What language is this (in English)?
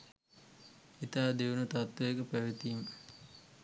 Sinhala